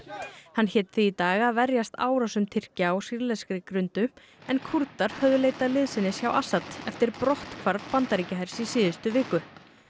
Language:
Icelandic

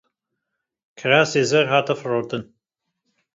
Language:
Kurdish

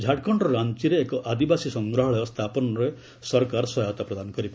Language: Odia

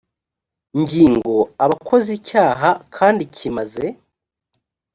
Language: Kinyarwanda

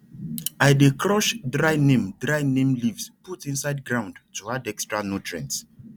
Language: Nigerian Pidgin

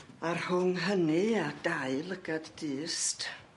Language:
Welsh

